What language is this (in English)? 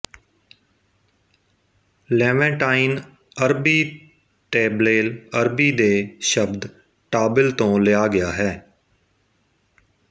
Punjabi